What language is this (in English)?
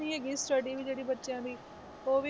Punjabi